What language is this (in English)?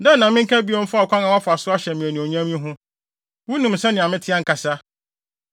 Akan